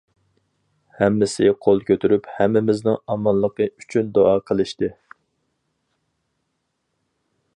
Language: Uyghur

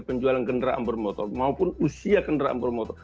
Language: Indonesian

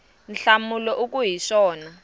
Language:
Tsonga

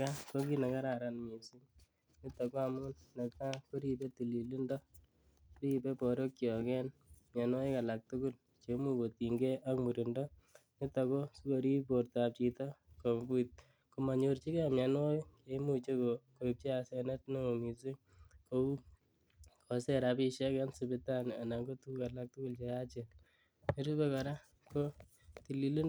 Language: Kalenjin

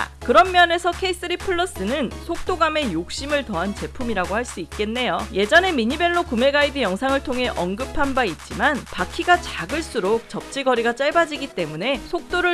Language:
Korean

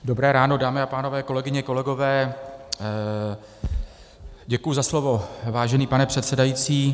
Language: Czech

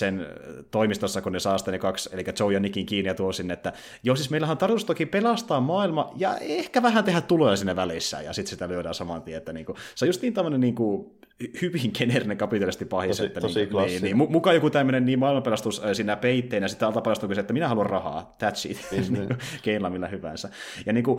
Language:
Finnish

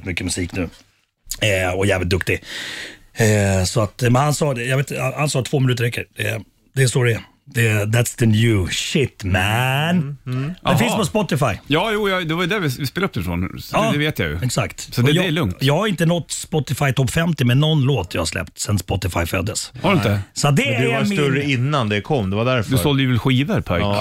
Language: Swedish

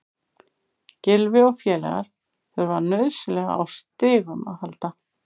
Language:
Icelandic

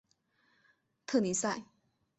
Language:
Chinese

